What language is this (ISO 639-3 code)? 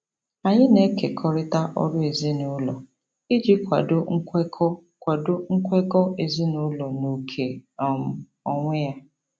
ibo